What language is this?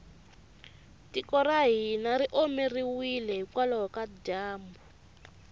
Tsonga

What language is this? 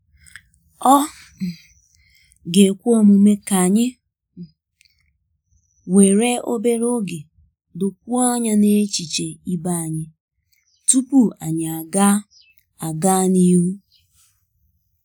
Igbo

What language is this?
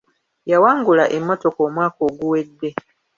Ganda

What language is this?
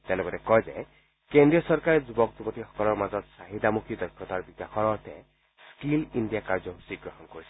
Assamese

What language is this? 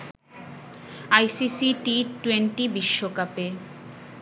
Bangla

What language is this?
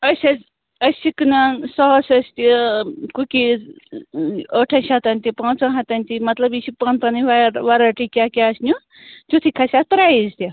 Kashmiri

